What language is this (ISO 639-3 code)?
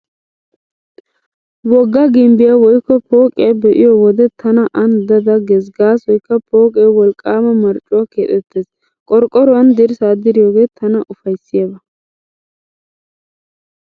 wal